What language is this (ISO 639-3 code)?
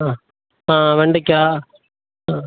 tam